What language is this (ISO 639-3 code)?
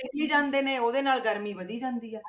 pan